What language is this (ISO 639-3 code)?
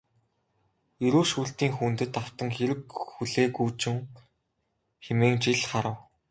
mon